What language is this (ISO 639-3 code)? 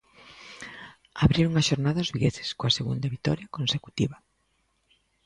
glg